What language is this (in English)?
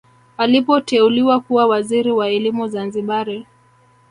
Swahili